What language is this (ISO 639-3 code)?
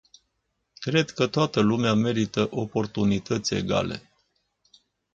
ron